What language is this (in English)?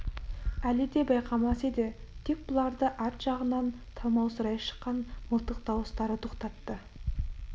Kazakh